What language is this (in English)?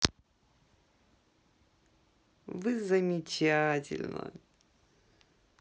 Russian